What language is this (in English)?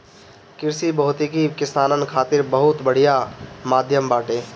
Bhojpuri